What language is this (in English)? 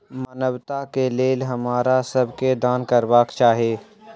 Maithili